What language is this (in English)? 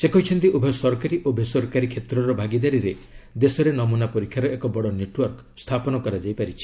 Odia